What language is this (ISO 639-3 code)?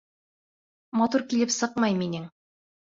bak